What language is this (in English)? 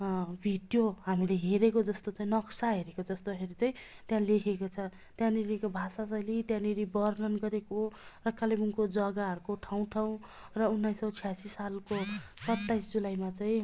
Nepali